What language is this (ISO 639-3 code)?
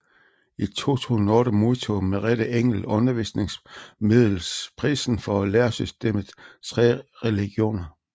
dan